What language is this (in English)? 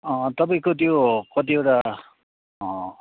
Nepali